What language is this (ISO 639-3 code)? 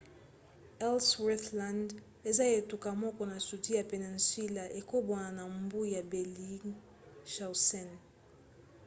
lin